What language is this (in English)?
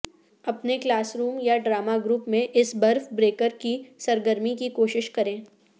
Urdu